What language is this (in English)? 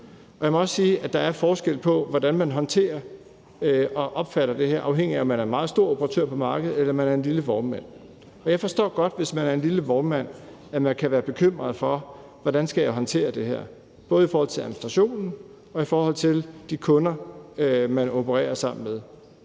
Danish